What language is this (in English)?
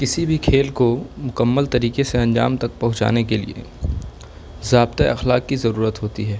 Urdu